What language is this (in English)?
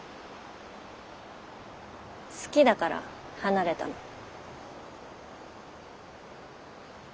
Japanese